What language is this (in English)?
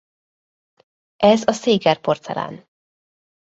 Hungarian